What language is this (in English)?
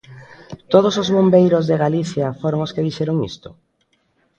Galician